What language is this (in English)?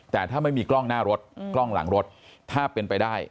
Thai